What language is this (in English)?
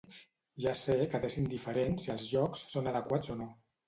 Catalan